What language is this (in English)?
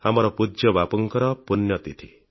Odia